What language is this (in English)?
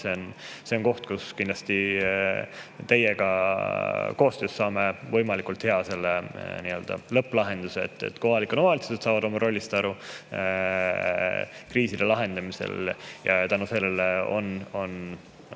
Estonian